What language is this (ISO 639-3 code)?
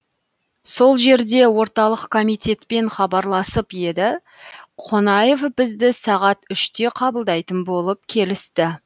kaz